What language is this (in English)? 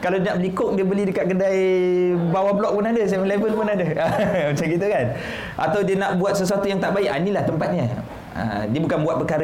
Malay